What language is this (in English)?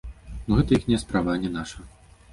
Belarusian